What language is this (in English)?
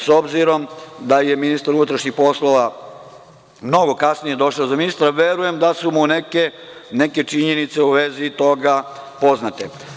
Serbian